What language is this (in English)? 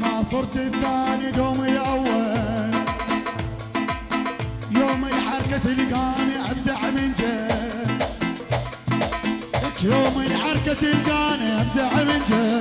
Arabic